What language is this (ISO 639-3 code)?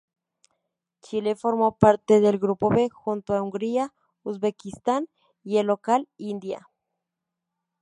spa